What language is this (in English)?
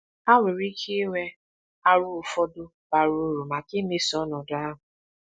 Igbo